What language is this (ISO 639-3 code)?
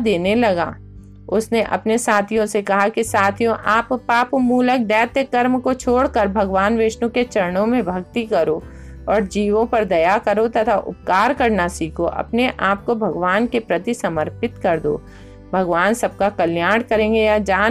hin